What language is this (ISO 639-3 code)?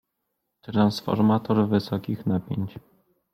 pol